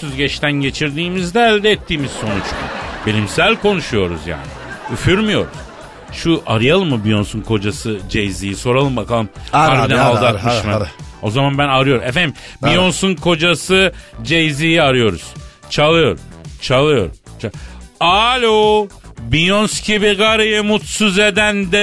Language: Turkish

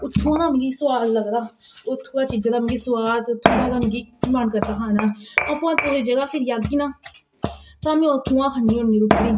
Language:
Dogri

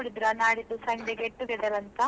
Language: Kannada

